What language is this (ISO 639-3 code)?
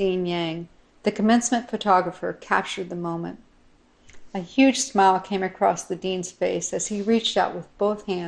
eng